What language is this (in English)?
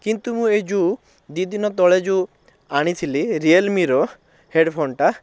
Odia